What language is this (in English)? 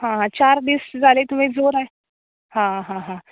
Konkani